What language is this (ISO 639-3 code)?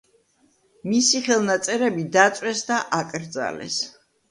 kat